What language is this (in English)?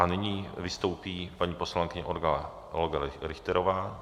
Czech